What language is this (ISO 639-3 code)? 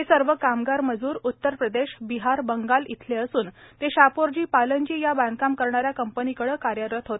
mar